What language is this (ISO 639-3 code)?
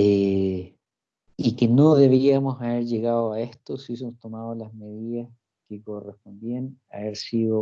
spa